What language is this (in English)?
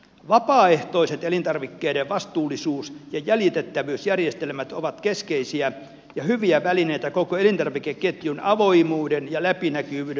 Finnish